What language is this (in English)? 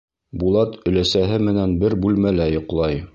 Bashkir